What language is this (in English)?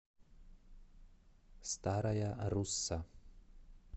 Russian